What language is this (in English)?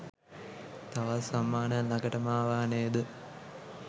Sinhala